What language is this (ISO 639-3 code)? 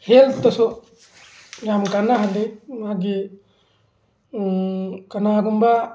mni